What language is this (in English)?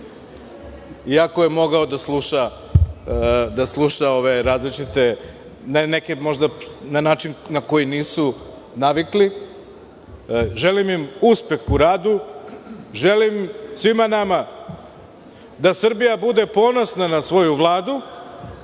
Serbian